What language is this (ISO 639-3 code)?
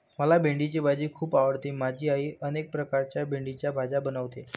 mar